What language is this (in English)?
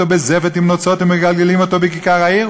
Hebrew